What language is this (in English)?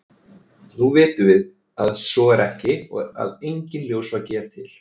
Icelandic